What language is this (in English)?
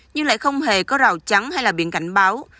Vietnamese